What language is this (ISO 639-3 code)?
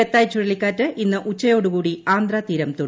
mal